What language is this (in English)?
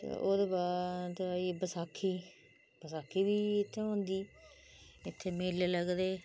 Dogri